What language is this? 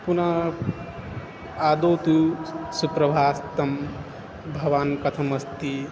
Sanskrit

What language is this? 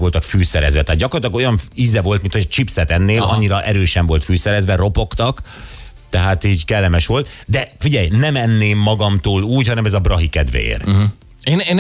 Hungarian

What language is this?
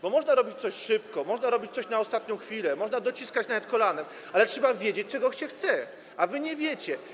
Polish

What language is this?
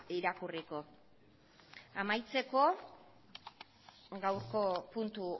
Basque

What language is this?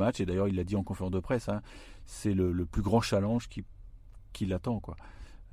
French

